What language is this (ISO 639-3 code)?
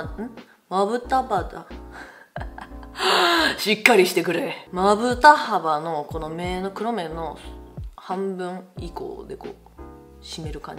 jpn